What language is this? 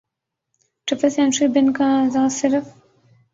Urdu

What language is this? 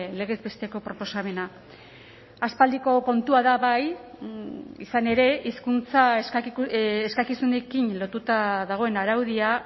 Basque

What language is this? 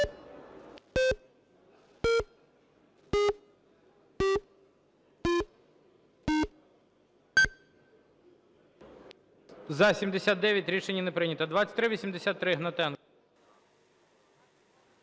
Ukrainian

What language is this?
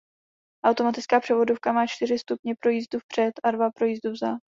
Czech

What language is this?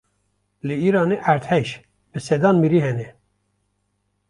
Kurdish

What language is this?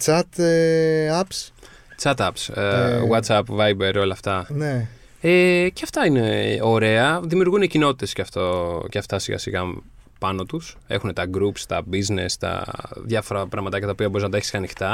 Greek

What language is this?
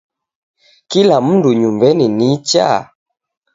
Taita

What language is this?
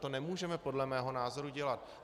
Czech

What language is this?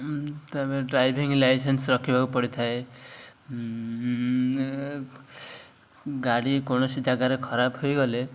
Odia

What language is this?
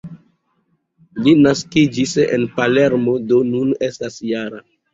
Esperanto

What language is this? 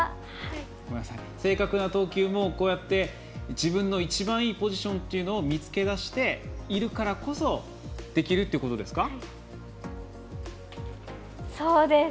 Japanese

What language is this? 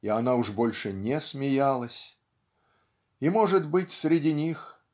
Russian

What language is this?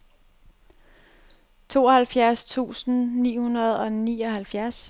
Danish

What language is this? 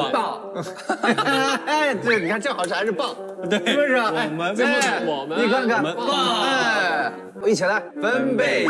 Chinese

